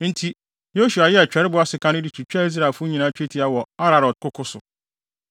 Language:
Akan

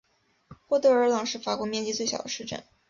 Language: Chinese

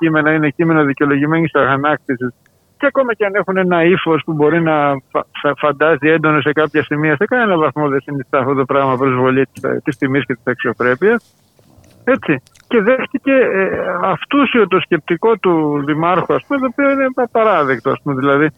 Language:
Greek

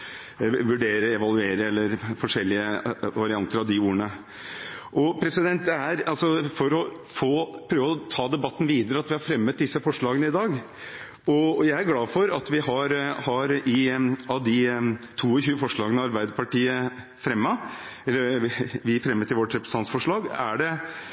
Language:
Norwegian Bokmål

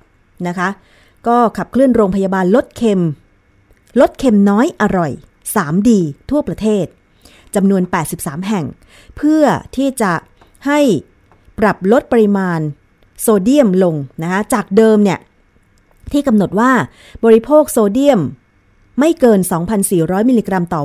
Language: Thai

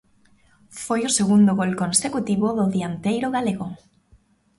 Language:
Galician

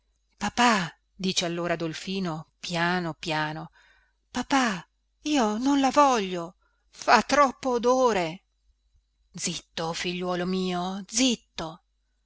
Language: Italian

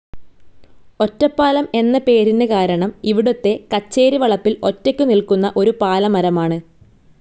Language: Malayalam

